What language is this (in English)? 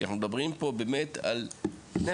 Hebrew